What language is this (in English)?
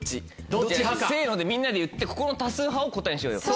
Japanese